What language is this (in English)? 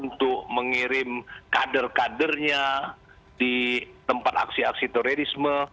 Indonesian